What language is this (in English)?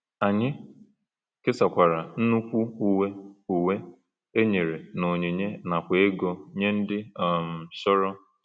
Igbo